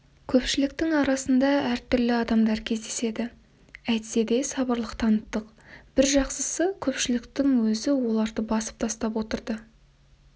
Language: Kazakh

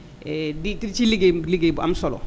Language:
Wolof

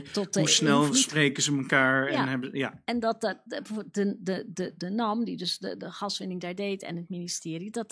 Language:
Dutch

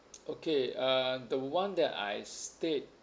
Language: English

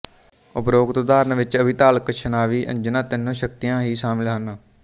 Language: Punjabi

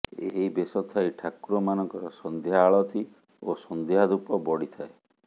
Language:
Odia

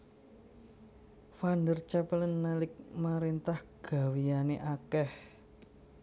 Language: Javanese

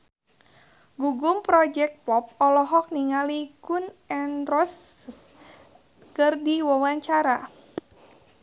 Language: Sundanese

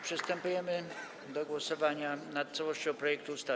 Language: Polish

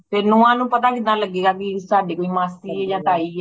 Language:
Punjabi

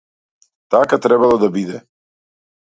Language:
Macedonian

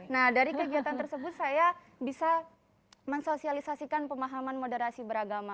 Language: Indonesian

